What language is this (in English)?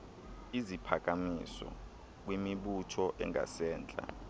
Xhosa